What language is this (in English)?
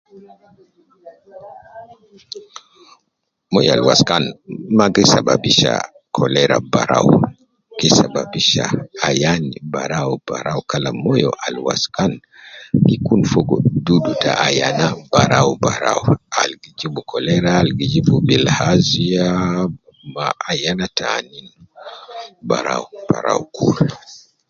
Nubi